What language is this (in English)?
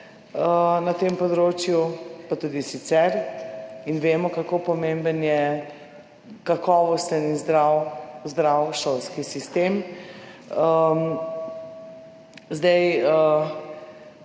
Slovenian